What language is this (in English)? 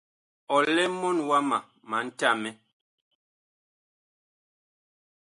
Bakoko